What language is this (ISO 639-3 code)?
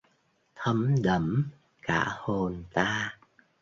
vie